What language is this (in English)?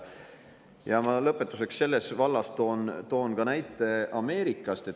Estonian